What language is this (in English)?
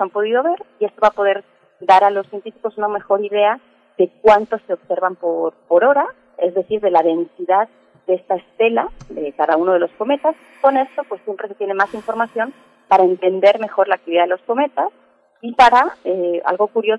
Spanish